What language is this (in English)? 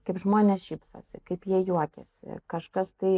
Lithuanian